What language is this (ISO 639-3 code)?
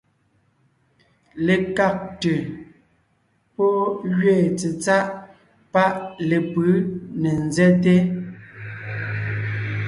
nnh